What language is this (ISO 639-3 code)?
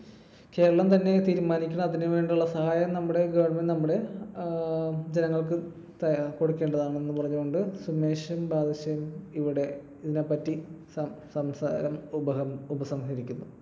mal